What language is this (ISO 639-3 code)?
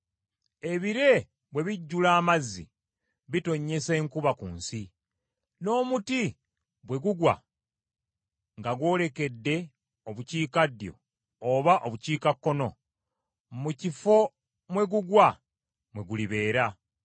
lug